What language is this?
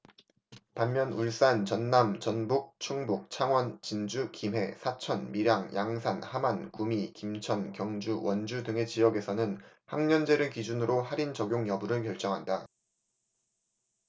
Korean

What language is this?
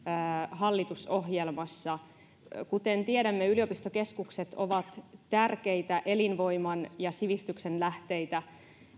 Finnish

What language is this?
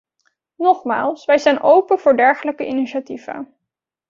Dutch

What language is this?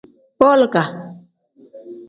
Tem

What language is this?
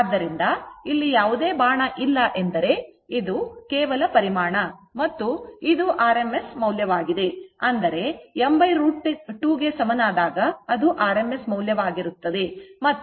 Kannada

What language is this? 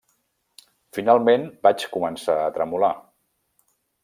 Catalan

